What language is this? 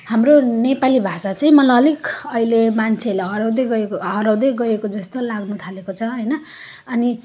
Nepali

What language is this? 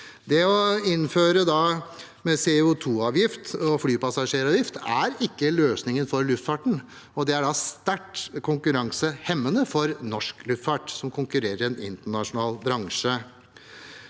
Norwegian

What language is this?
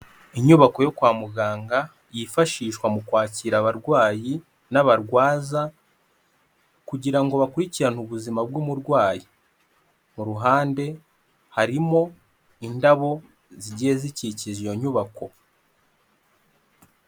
Kinyarwanda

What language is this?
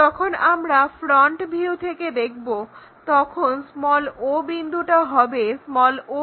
Bangla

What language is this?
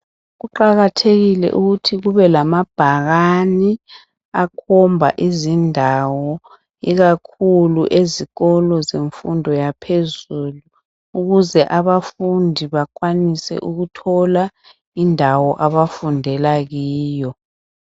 North Ndebele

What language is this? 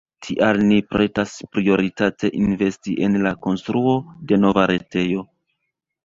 Esperanto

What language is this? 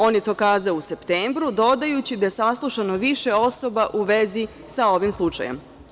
Serbian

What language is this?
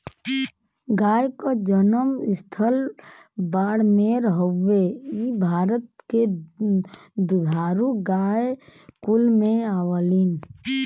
Bhojpuri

